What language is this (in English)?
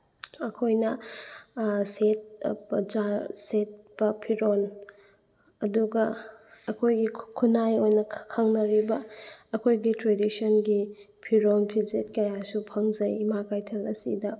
Manipuri